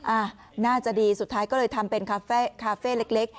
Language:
Thai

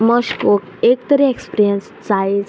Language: Konkani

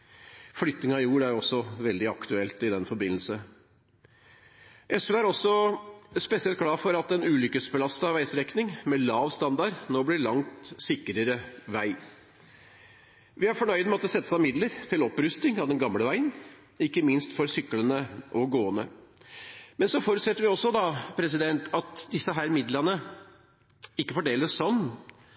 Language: Norwegian Bokmål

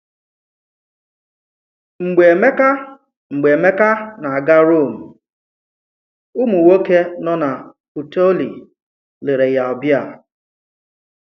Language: Igbo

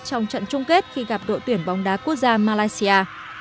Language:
Vietnamese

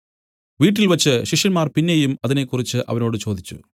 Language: Malayalam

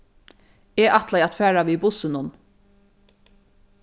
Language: Faroese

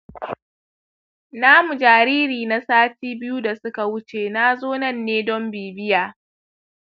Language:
Hausa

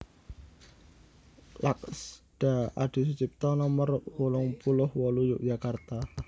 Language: Javanese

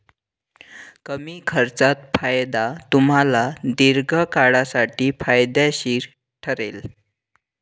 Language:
Marathi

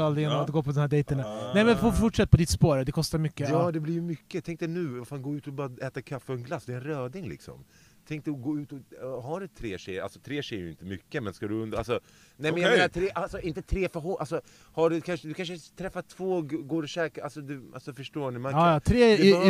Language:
Swedish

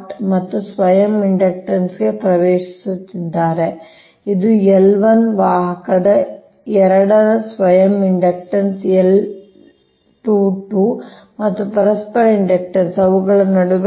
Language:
Kannada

